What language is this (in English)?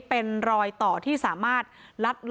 Thai